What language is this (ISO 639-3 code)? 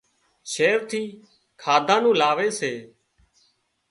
kxp